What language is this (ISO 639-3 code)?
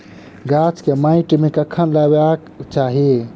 mai